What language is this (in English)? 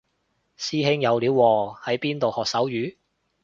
Cantonese